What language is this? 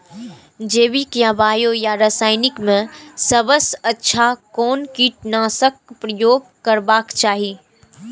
Maithili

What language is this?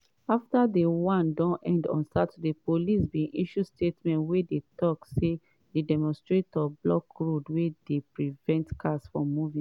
Nigerian Pidgin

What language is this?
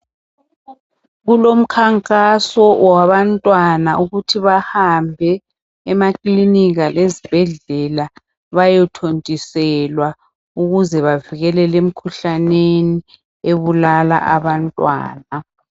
North Ndebele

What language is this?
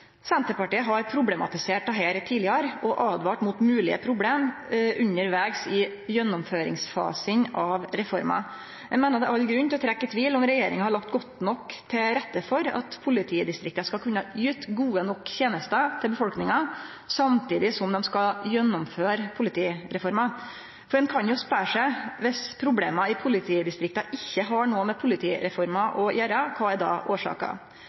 Norwegian Nynorsk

